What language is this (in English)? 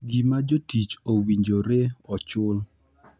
Luo (Kenya and Tanzania)